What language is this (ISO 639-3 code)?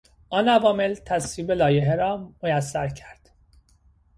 fas